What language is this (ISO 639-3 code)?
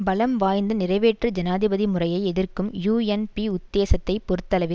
tam